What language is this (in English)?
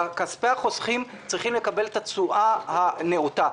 Hebrew